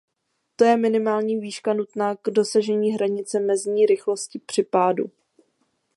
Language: Czech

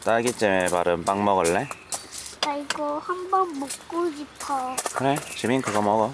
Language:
Korean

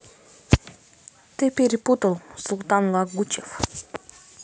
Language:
Russian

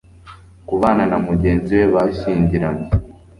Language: Kinyarwanda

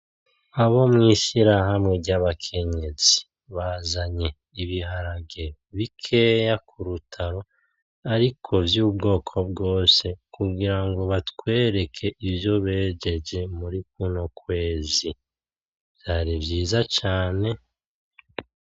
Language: Rundi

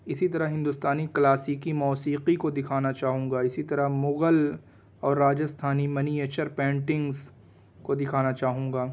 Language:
Urdu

